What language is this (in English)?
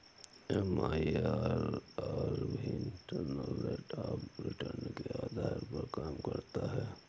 Hindi